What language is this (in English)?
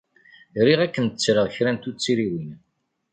Kabyle